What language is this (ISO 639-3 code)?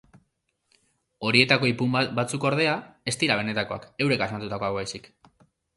eus